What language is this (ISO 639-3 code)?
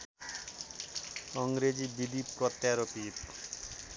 nep